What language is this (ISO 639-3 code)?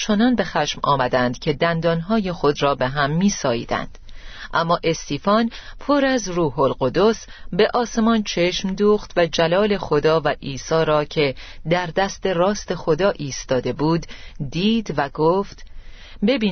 fas